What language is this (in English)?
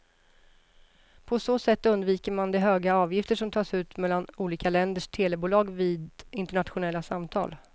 Swedish